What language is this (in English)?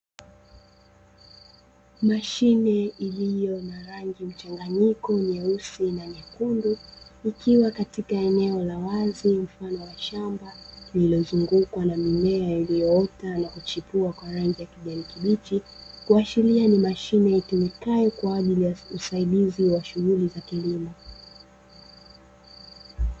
Swahili